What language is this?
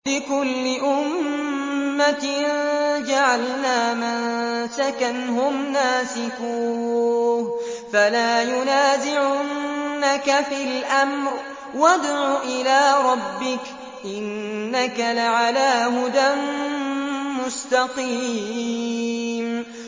Arabic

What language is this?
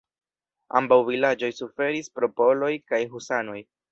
Esperanto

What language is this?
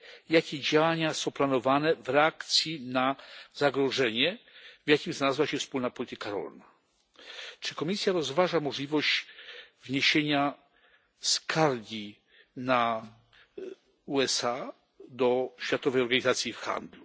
Polish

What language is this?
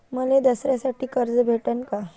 Marathi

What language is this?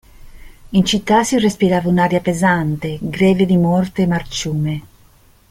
Italian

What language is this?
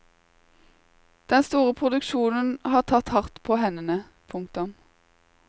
Norwegian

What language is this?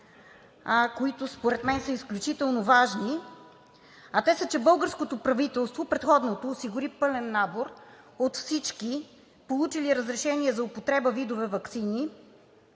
Bulgarian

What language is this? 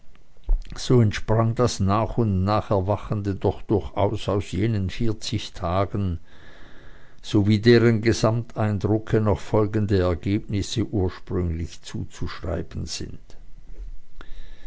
German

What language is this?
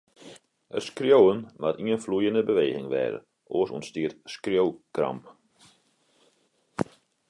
Western Frisian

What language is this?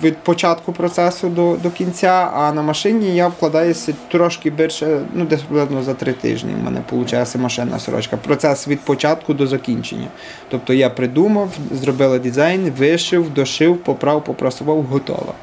Ukrainian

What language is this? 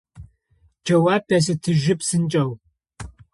Adyghe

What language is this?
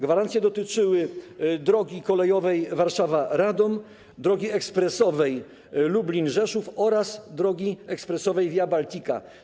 Polish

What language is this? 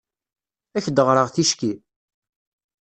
Kabyle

